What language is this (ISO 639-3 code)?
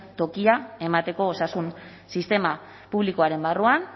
eus